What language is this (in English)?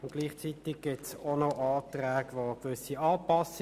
Swiss German